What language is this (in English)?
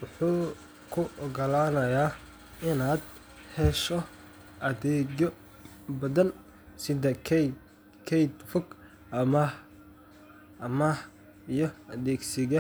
Somali